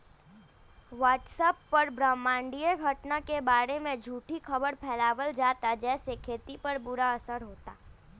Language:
Bhojpuri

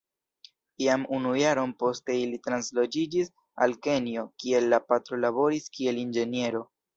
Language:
Esperanto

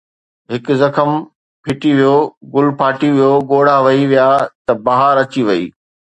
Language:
Sindhi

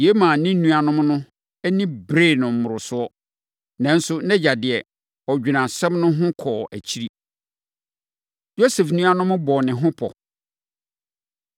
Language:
Akan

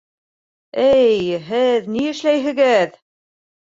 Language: Bashkir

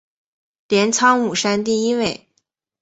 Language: Chinese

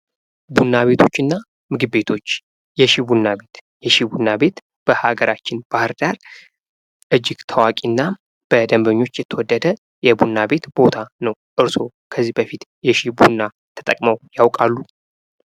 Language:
Amharic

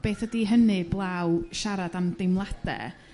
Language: Welsh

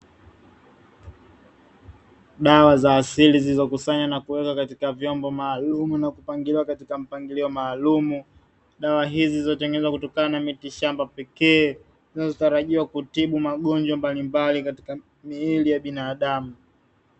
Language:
Swahili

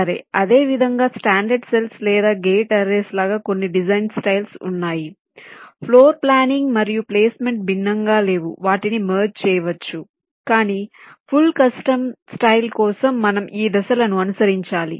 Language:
Telugu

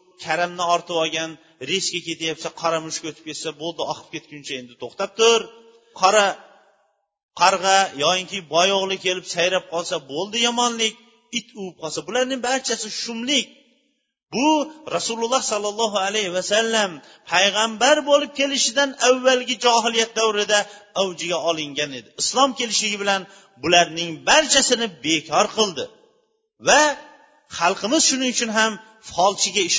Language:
Bulgarian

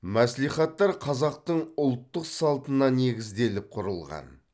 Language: Kazakh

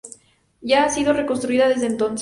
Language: Spanish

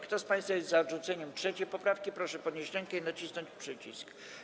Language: Polish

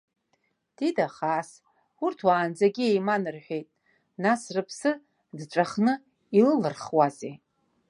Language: Abkhazian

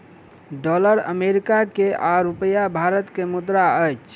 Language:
Maithili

